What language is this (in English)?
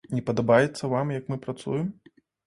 Belarusian